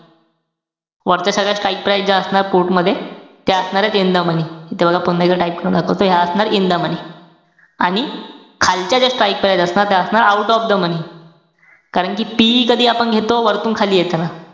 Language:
Marathi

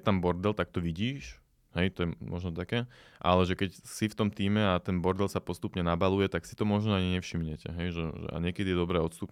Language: Slovak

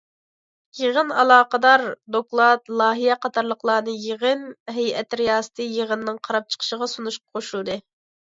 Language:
Uyghur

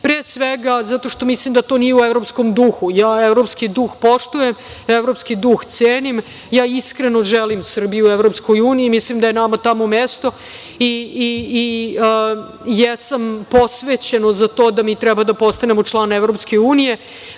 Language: Serbian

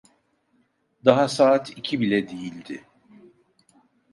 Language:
Turkish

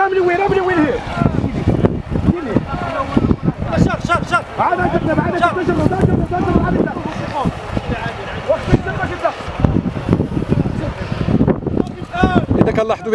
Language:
Arabic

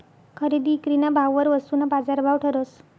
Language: Marathi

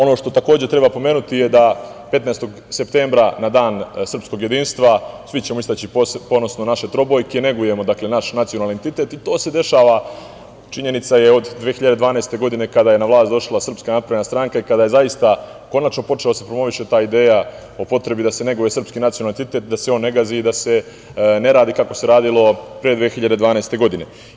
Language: Serbian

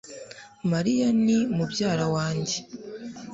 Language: Kinyarwanda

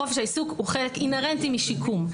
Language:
Hebrew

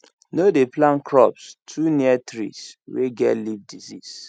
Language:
Nigerian Pidgin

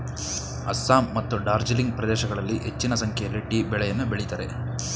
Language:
Kannada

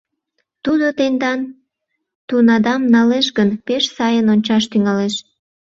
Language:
Mari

